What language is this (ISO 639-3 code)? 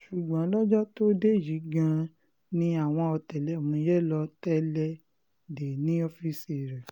yor